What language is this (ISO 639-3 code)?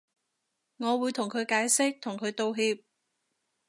yue